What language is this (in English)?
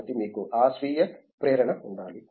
Telugu